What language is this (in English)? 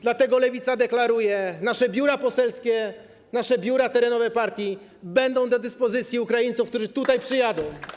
Polish